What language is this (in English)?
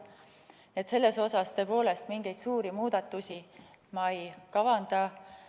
Estonian